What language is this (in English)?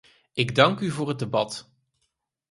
Dutch